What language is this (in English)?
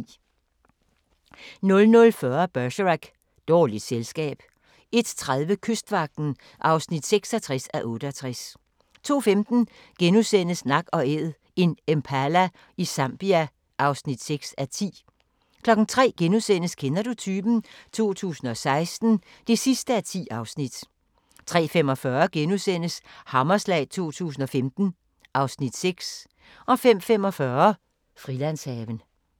Danish